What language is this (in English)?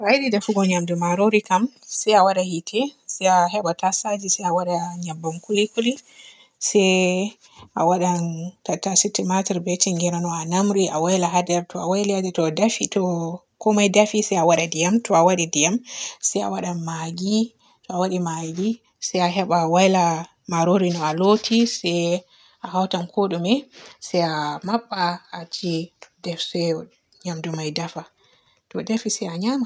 Borgu Fulfulde